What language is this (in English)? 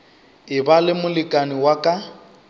Northern Sotho